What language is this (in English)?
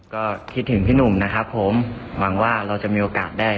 Thai